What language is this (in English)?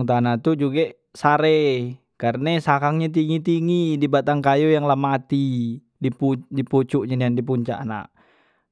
Musi